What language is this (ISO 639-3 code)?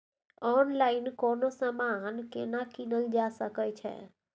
mai